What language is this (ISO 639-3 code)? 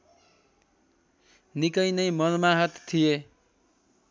nep